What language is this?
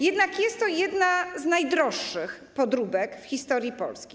Polish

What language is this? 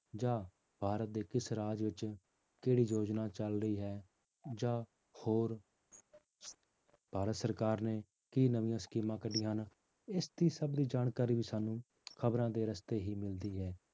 Punjabi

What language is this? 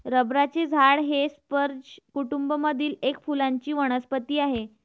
Marathi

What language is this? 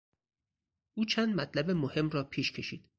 Persian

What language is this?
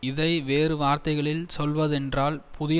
Tamil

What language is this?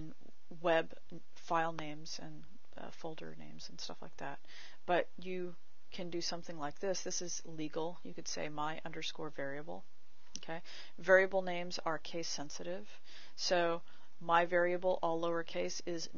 English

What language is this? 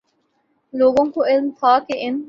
Urdu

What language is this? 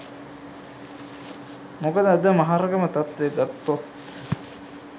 Sinhala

